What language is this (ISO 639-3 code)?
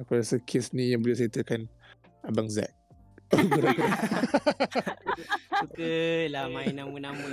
msa